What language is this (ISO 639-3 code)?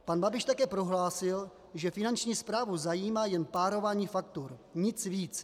ces